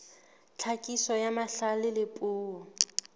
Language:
Southern Sotho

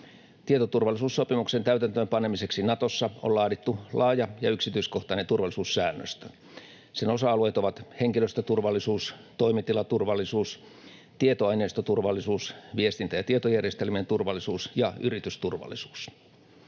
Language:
Finnish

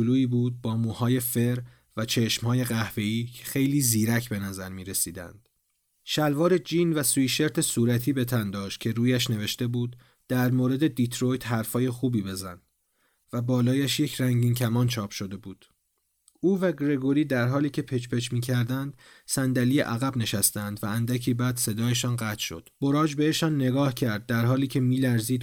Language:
Persian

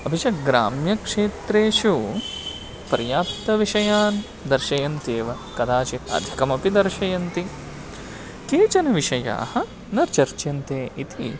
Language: Sanskrit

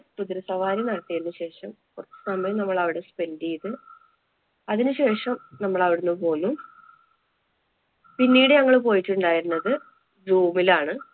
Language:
Malayalam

